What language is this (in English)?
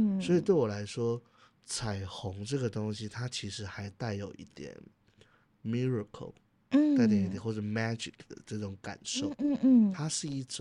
Chinese